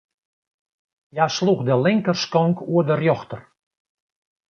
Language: Western Frisian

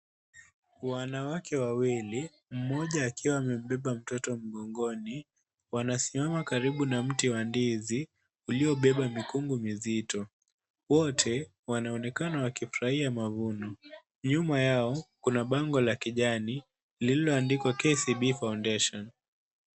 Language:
Swahili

